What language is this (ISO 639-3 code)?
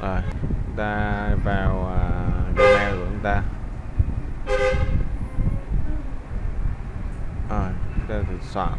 vie